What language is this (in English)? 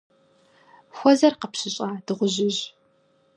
Kabardian